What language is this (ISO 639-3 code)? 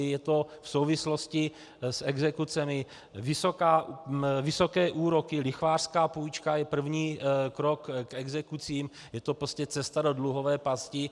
ces